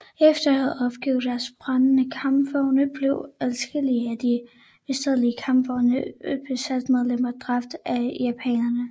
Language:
Danish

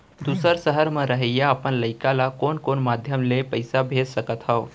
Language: Chhattisgarhi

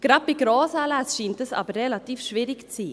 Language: Swiss German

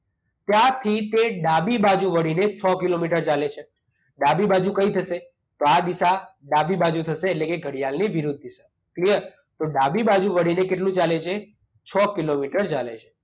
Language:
Gujarati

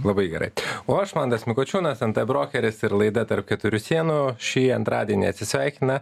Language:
Lithuanian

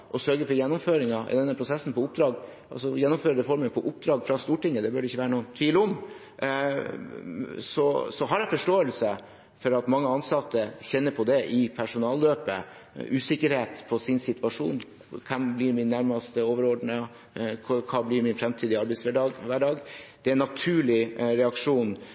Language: Norwegian Bokmål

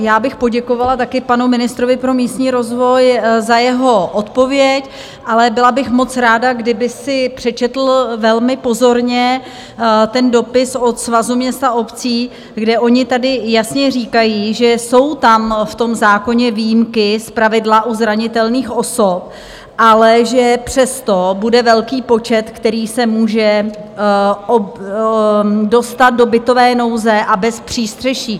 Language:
Czech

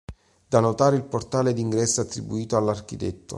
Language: Italian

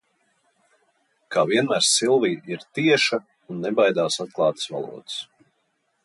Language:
Latvian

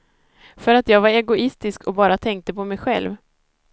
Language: Swedish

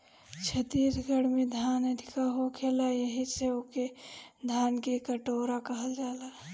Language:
Bhojpuri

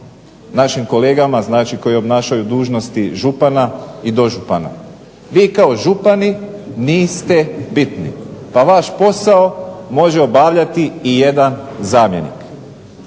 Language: Croatian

